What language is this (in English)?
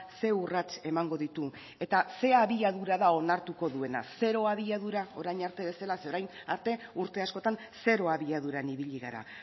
Basque